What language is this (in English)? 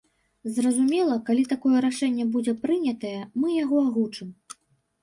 Belarusian